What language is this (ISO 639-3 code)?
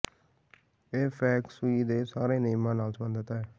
pan